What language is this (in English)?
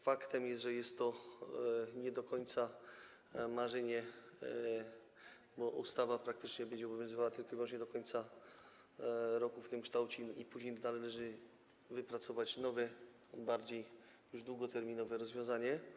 Polish